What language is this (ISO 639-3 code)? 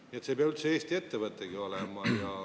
est